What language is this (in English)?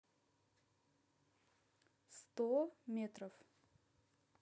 Russian